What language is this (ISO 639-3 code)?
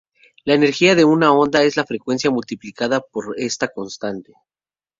spa